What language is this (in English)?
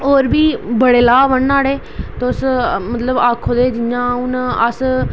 Dogri